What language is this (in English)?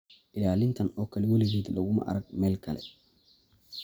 Somali